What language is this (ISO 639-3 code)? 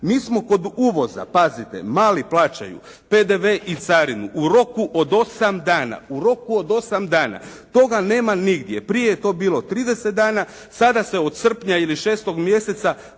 hrv